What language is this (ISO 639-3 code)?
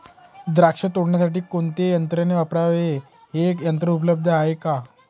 mar